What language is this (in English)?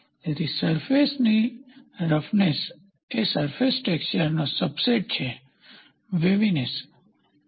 Gujarati